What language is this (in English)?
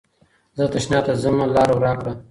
Pashto